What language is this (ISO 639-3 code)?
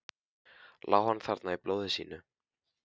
isl